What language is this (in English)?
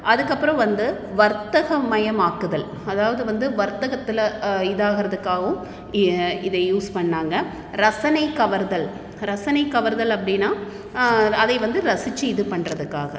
Tamil